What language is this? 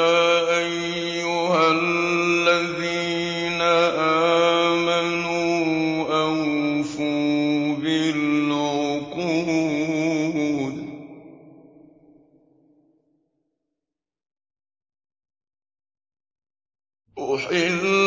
Arabic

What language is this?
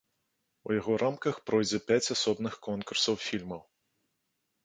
Belarusian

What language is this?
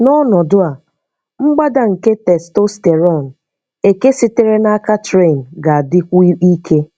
Igbo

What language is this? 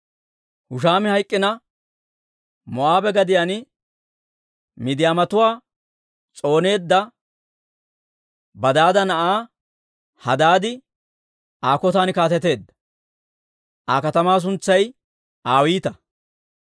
Dawro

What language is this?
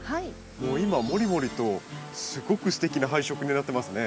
Japanese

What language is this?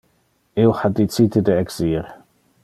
Interlingua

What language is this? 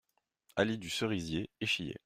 French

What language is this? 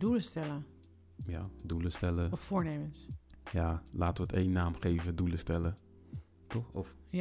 Dutch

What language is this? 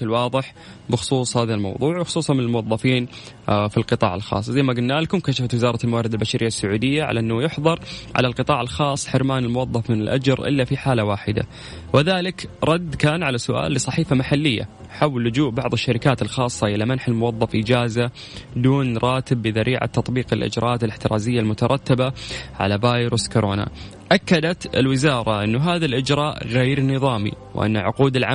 Arabic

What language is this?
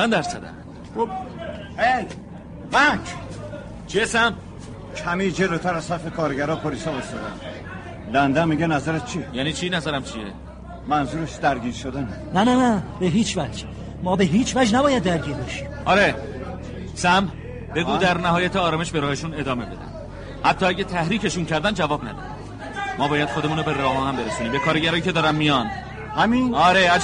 Persian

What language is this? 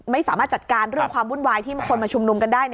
Thai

